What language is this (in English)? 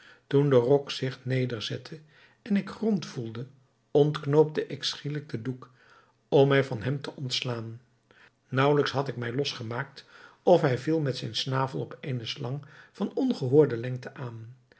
Dutch